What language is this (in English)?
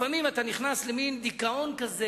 Hebrew